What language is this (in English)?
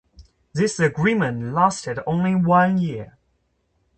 English